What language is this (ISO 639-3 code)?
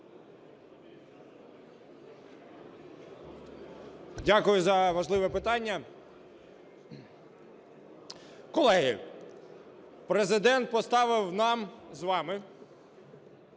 ukr